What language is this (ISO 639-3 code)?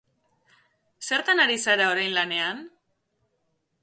eus